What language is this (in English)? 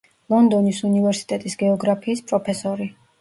Georgian